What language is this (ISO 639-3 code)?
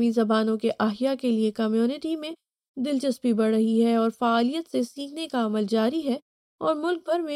urd